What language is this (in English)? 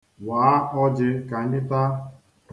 Igbo